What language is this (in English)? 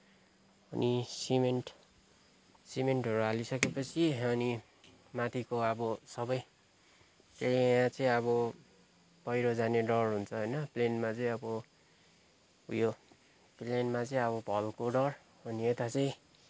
Nepali